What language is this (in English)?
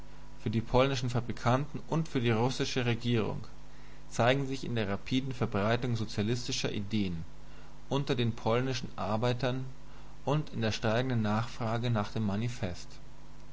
German